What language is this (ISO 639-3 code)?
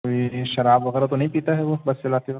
urd